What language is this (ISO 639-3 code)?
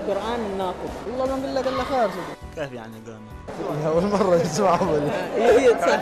ara